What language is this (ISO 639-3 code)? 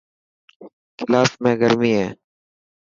mki